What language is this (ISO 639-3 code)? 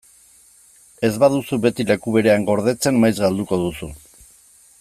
eus